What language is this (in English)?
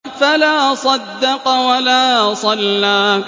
Arabic